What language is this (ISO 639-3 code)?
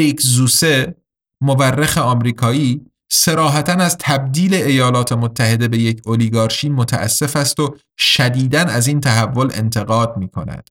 fas